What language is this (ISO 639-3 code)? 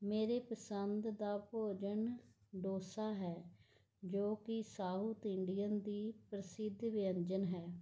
pan